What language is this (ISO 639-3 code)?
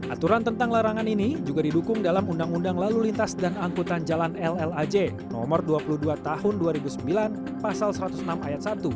ind